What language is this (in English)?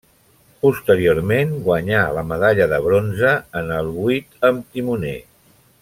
Catalan